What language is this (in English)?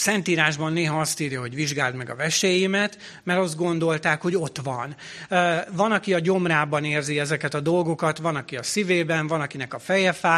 Hungarian